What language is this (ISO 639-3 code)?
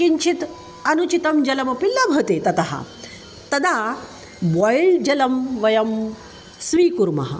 san